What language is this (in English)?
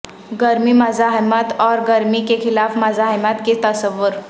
Urdu